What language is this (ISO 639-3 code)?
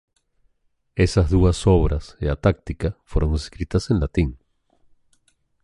glg